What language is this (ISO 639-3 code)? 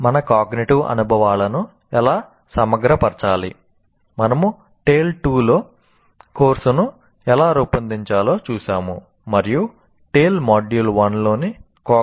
tel